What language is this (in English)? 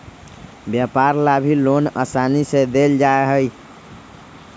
Magahi